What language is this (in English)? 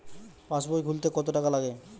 Bangla